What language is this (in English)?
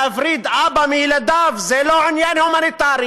Hebrew